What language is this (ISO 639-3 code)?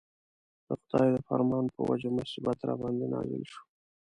pus